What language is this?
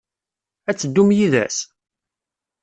Kabyle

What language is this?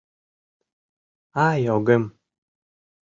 Mari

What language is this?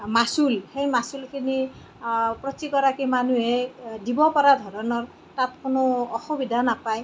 Assamese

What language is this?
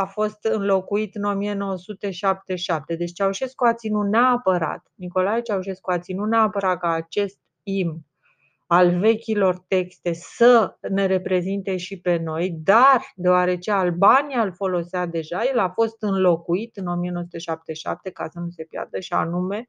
Romanian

